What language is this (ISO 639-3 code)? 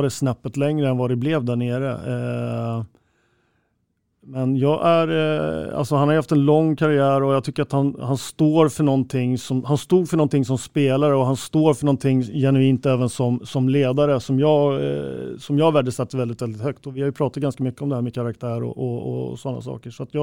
swe